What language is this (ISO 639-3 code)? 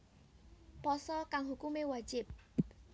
jav